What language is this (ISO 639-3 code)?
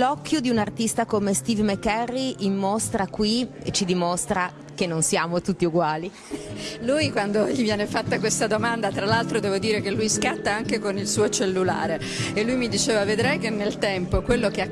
ita